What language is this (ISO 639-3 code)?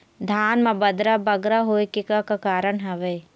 hne